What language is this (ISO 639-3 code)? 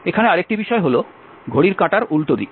ben